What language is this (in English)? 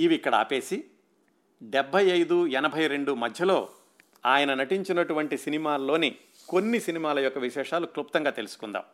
Telugu